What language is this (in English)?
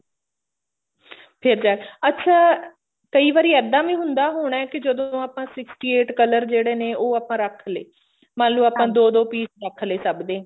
Punjabi